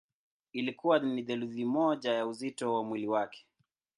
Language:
Swahili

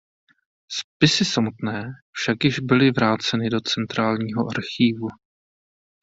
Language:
Czech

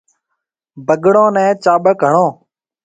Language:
Marwari (Pakistan)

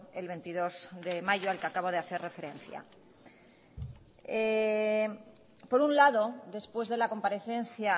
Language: Spanish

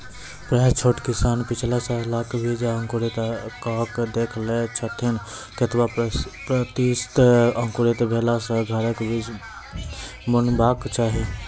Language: Maithili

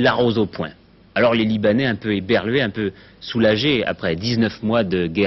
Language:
French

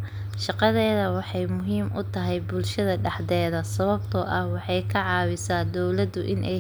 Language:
Somali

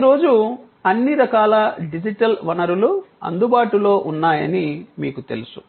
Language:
Telugu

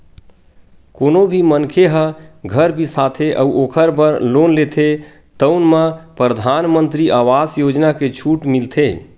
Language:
Chhattisgarhi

